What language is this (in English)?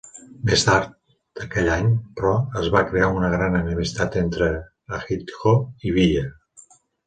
Catalan